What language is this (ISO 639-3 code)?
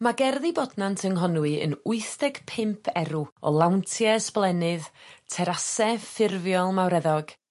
cym